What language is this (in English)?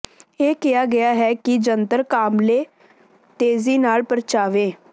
Punjabi